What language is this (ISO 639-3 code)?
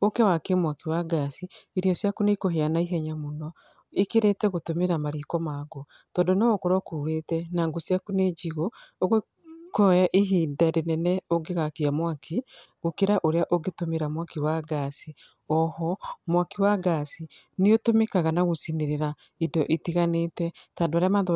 kik